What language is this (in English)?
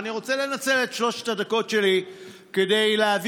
Hebrew